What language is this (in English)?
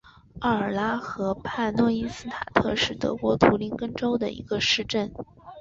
Chinese